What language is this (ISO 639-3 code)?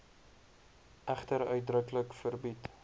afr